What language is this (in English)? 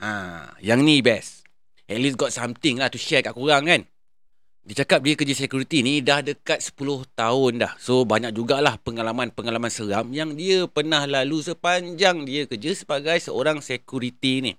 Malay